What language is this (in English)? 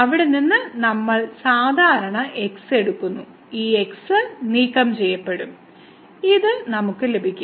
Malayalam